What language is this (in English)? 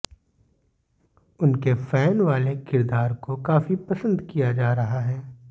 Hindi